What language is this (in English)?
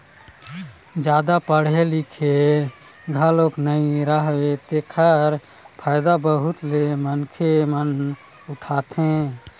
Chhattisgarhi